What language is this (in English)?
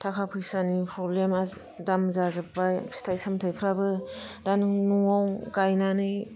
Bodo